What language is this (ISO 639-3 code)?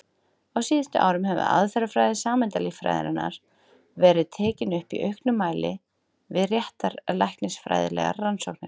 isl